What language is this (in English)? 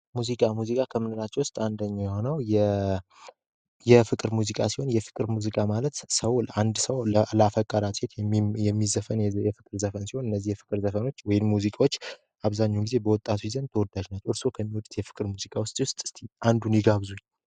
Amharic